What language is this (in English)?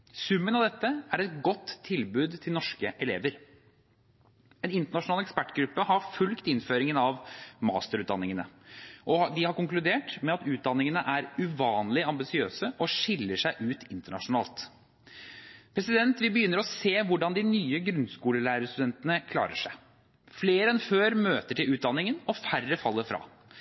Norwegian Bokmål